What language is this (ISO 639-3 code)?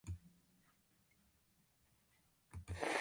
tam